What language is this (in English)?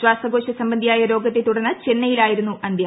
Malayalam